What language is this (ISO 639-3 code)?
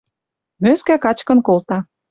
mrj